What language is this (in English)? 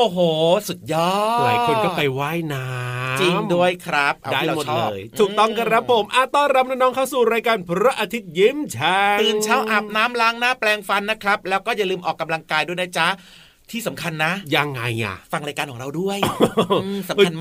Thai